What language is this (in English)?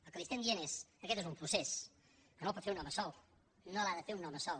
Catalan